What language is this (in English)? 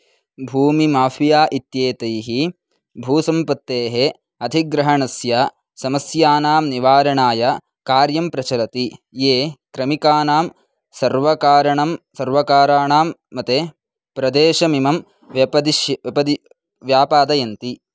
Sanskrit